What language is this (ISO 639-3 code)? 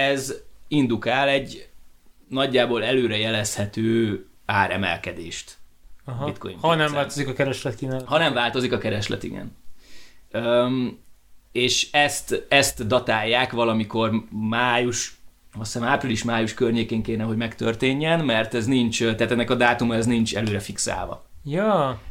hun